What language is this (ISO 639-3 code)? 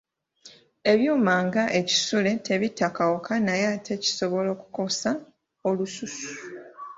lug